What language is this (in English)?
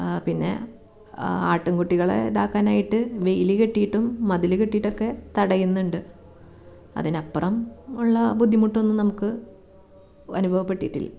Malayalam